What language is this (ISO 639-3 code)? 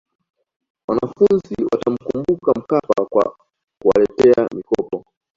swa